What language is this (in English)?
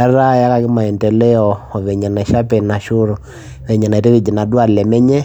Masai